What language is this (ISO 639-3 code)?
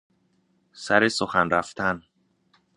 fas